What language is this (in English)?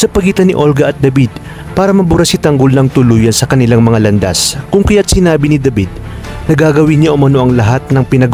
Filipino